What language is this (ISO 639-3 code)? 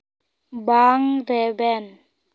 sat